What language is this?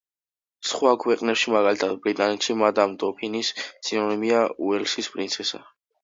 Georgian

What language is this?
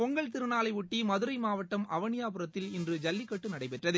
Tamil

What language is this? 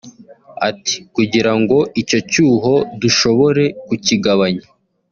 Kinyarwanda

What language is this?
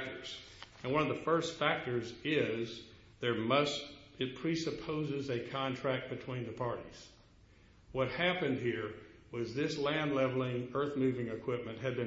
English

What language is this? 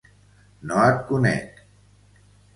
Catalan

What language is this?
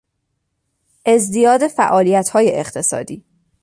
Persian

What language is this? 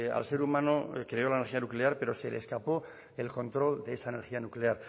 Spanish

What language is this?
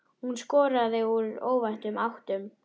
Icelandic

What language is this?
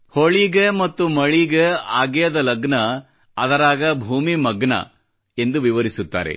Kannada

